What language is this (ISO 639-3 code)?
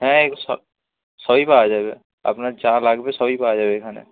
ben